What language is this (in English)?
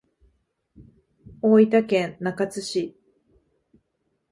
Japanese